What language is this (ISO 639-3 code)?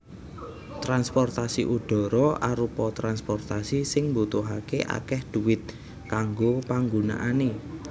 jav